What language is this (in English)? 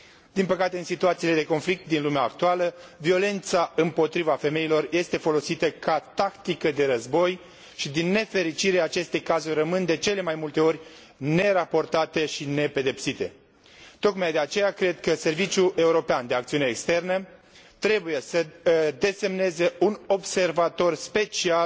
Romanian